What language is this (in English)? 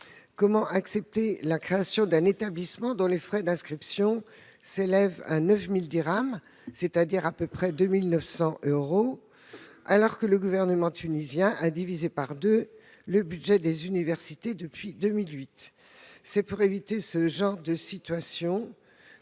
French